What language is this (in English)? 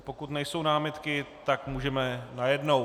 Czech